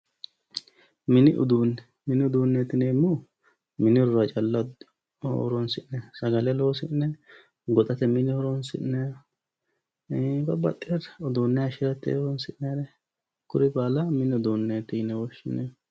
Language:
Sidamo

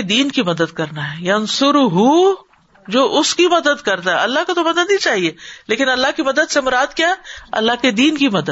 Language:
Urdu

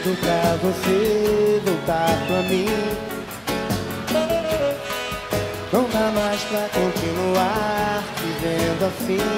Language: Romanian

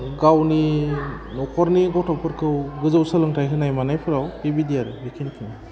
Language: Bodo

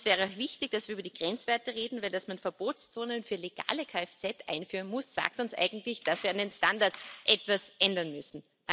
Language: German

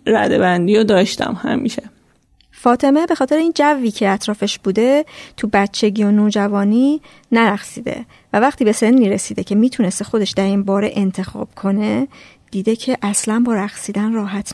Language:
Persian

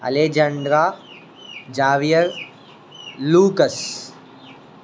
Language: Telugu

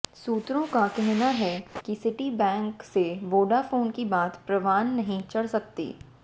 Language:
Hindi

